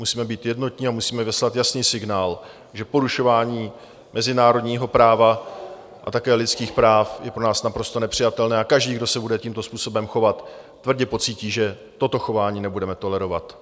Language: Czech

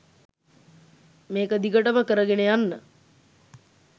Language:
Sinhala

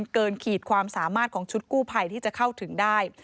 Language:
Thai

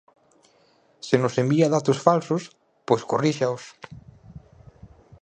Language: Galician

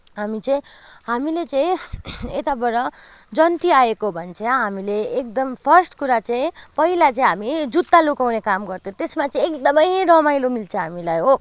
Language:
Nepali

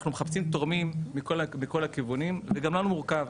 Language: Hebrew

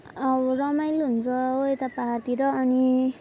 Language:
Nepali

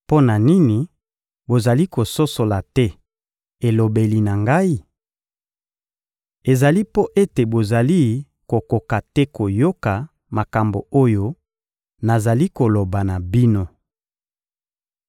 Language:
Lingala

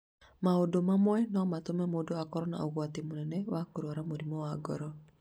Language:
Kikuyu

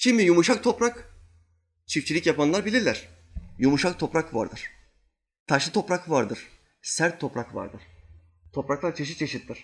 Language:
Turkish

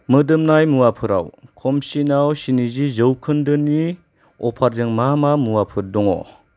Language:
Bodo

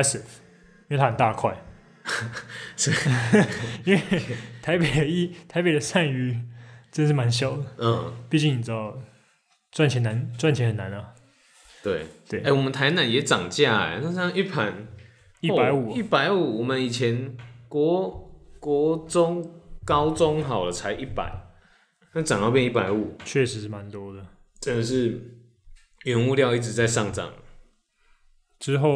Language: Chinese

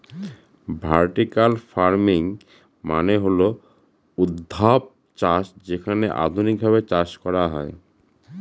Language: Bangla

